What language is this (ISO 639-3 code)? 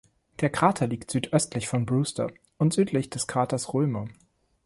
deu